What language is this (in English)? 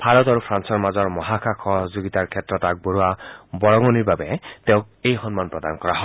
Assamese